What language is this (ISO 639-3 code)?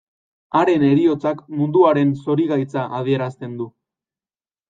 eus